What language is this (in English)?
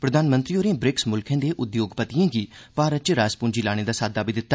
Dogri